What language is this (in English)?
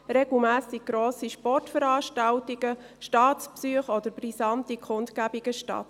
Swiss German